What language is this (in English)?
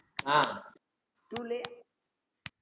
Tamil